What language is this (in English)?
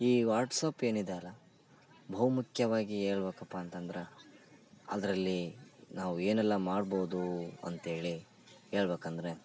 Kannada